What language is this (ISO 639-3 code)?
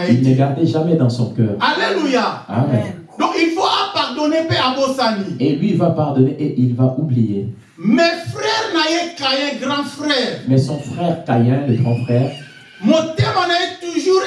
fra